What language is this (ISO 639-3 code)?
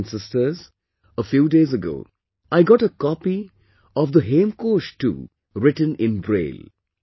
eng